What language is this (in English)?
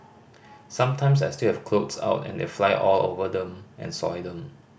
English